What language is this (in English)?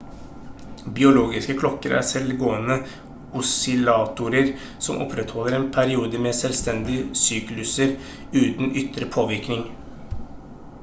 Norwegian Bokmål